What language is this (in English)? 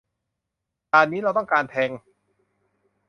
Thai